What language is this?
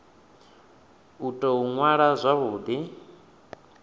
Venda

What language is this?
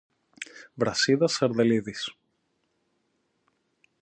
Greek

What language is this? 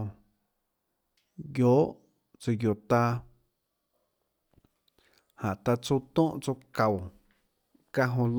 Tlacoatzintepec Chinantec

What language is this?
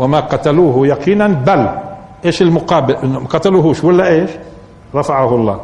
Arabic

